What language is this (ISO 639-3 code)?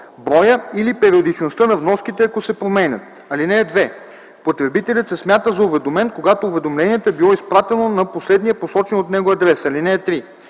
bul